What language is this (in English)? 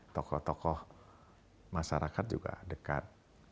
Indonesian